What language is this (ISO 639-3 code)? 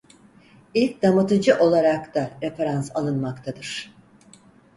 tur